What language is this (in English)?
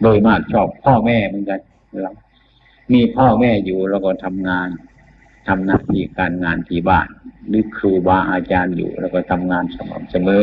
Thai